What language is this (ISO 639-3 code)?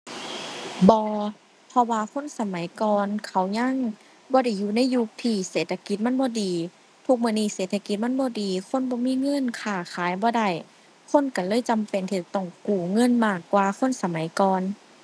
tha